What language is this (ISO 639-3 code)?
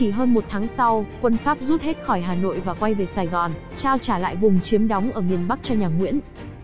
vie